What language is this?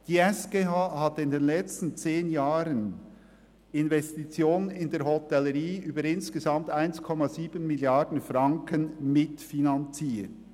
Swiss German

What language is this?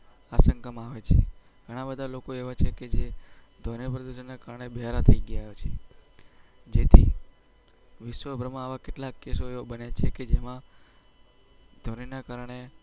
Gujarati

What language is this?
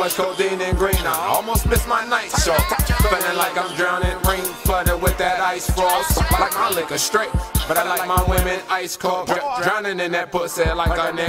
English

